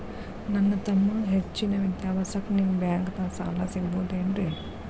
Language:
Kannada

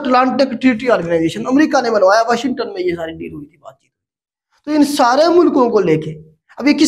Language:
Hindi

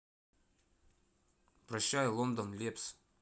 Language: Russian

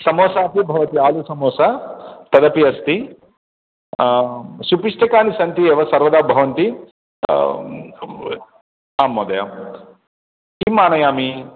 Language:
Sanskrit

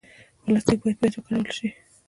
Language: Pashto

